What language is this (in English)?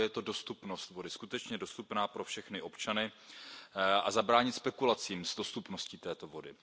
Czech